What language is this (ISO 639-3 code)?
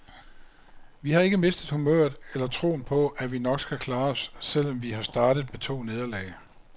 dan